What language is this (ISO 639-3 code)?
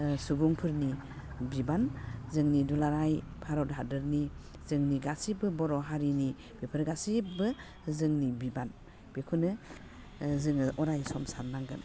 brx